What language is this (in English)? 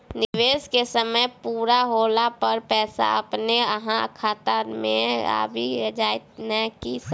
Maithili